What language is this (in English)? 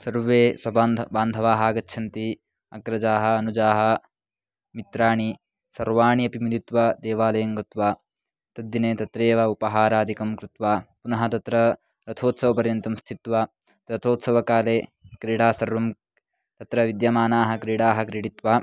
Sanskrit